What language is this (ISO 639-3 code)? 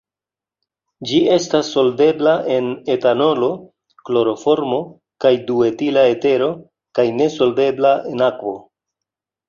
epo